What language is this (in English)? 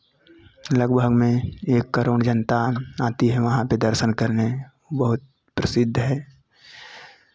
Hindi